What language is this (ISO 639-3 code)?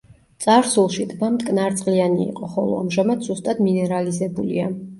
kat